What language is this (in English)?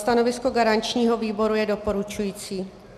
Czech